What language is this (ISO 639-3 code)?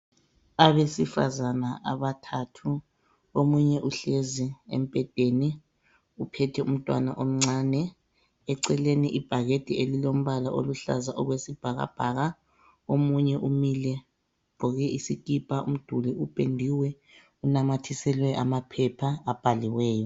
nde